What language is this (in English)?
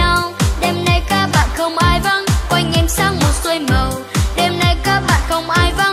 Vietnamese